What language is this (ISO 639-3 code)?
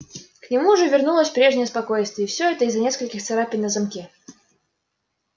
rus